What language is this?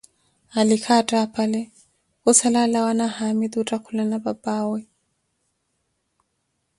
Koti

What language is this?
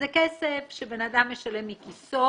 Hebrew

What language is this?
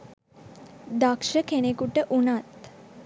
Sinhala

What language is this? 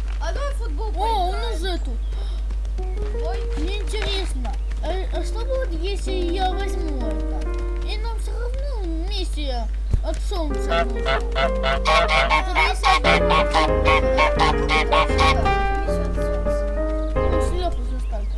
Russian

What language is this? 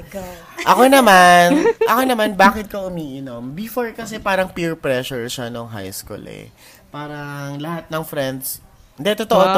Filipino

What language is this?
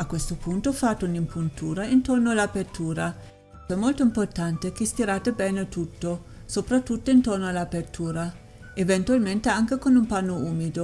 Italian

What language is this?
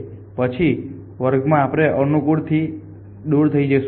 Gujarati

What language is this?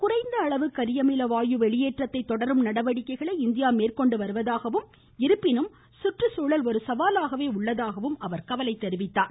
Tamil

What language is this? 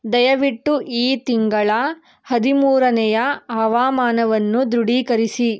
Kannada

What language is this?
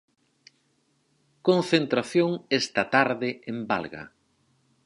Galician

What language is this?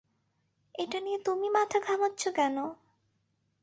Bangla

